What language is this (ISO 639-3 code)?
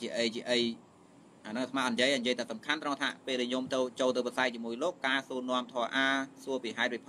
vie